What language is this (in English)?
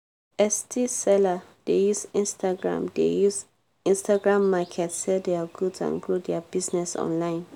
Nigerian Pidgin